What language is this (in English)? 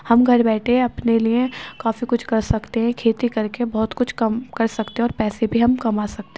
Urdu